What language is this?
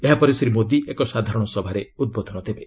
Odia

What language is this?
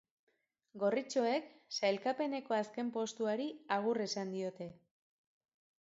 Basque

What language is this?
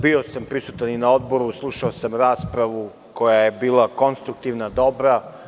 Serbian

